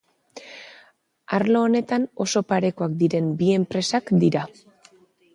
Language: Basque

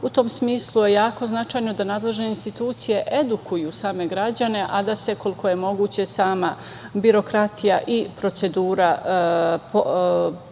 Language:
Serbian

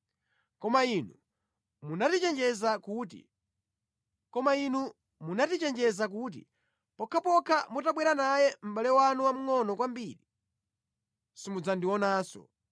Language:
Nyanja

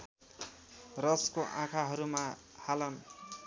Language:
Nepali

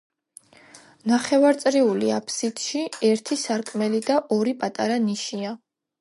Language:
Georgian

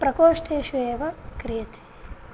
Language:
Sanskrit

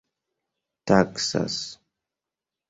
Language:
Esperanto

